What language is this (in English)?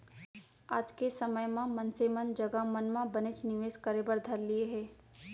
Chhattisgarhi